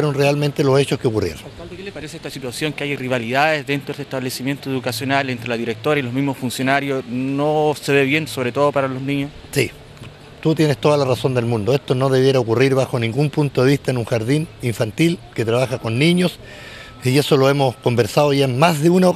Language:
Spanish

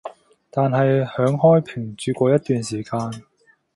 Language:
Cantonese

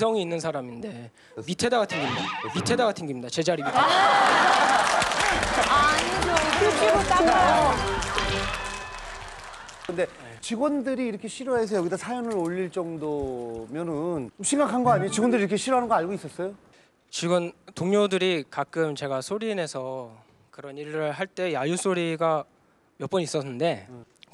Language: Korean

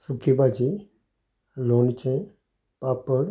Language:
Konkani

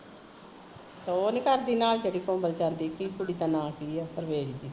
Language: Punjabi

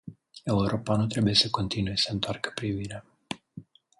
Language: Romanian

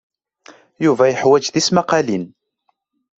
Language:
Kabyle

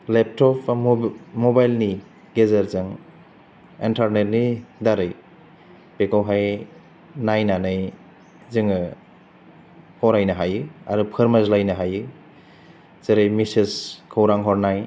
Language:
Bodo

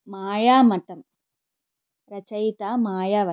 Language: Sanskrit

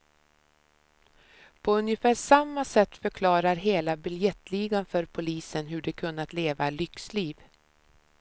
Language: Swedish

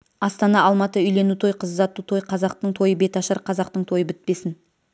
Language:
Kazakh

